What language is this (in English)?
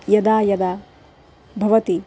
Sanskrit